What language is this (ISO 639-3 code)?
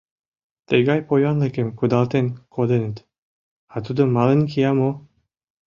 chm